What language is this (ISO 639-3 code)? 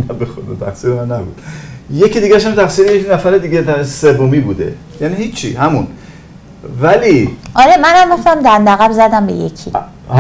fas